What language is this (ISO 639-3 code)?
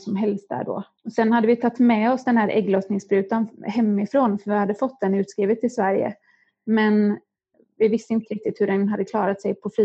swe